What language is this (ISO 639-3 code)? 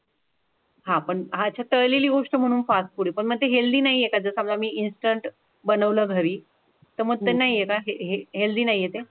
mar